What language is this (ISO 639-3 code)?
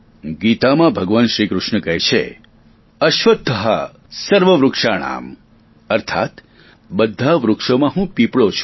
guj